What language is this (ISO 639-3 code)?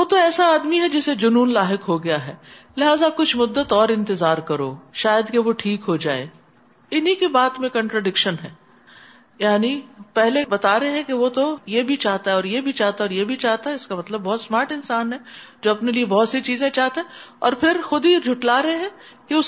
urd